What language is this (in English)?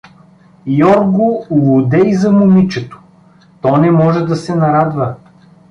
Bulgarian